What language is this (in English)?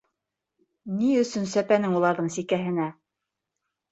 Bashkir